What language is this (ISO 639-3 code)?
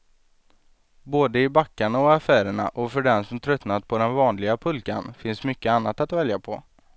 swe